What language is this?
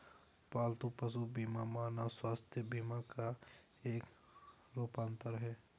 Hindi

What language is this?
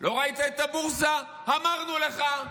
Hebrew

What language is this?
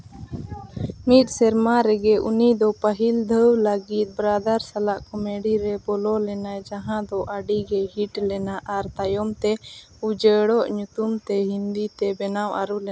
Santali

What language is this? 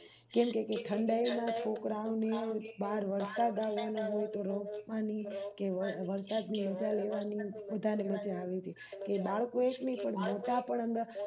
Gujarati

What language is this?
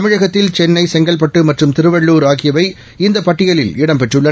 Tamil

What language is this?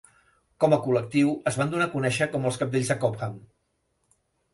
Catalan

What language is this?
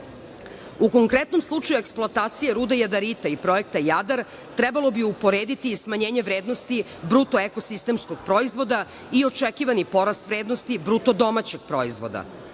Serbian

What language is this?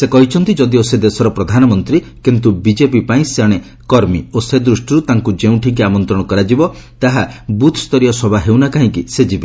Odia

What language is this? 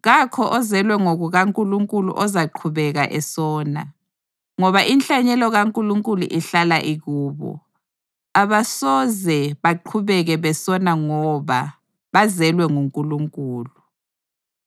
North Ndebele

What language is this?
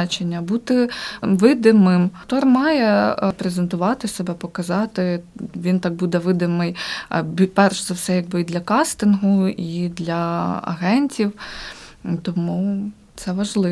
Ukrainian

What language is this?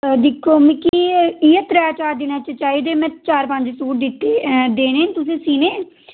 Dogri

